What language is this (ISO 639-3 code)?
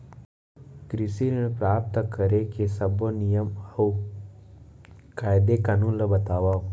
hne